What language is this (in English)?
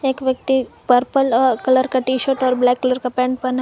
Hindi